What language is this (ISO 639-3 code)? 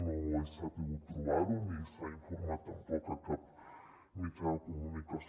cat